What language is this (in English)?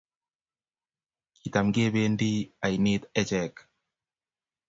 Kalenjin